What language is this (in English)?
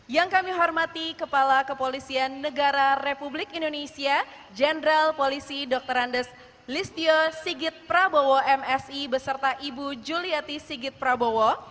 Indonesian